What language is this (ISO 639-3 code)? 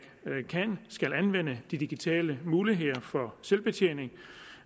dan